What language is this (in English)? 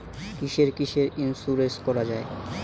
Bangla